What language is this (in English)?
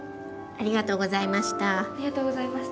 Japanese